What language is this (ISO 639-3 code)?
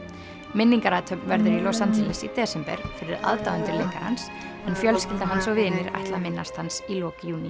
isl